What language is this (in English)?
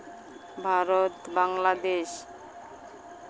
Santali